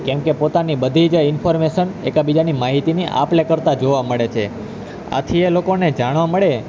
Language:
Gujarati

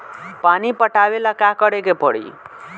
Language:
Bhojpuri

